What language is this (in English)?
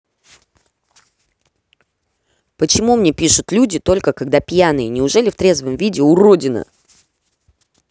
Russian